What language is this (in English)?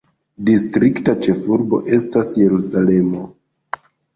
Esperanto